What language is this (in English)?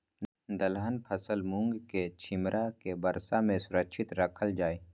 Maithili